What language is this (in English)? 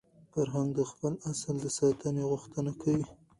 Pashto